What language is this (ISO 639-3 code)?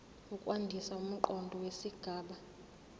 zul